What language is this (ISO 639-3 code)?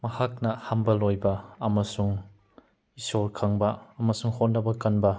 mni